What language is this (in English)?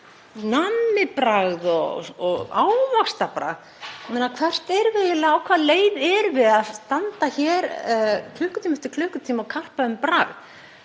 Icelandic